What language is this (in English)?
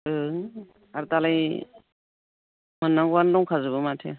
Bodo